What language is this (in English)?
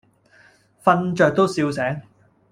Cantonese